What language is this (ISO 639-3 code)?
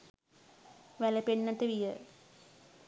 sin